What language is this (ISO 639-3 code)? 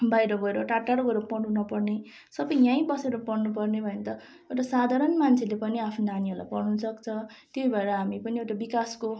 nep